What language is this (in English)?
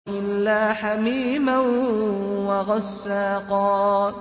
Arabic